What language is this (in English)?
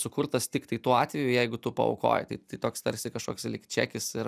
Lithuanian